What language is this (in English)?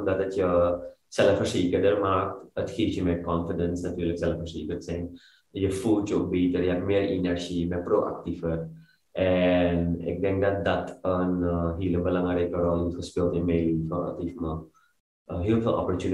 Dutch